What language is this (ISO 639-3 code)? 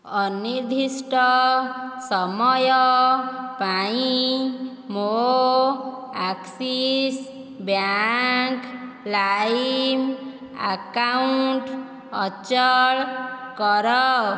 ori